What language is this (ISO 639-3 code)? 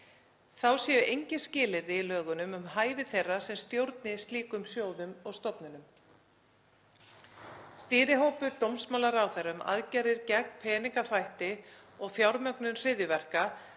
isl